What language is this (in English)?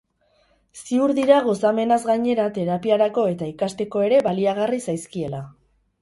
Basque